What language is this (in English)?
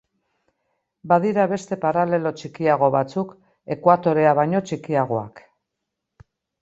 Basque